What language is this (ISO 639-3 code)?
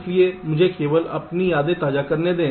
hin